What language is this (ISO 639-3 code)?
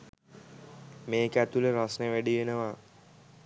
sin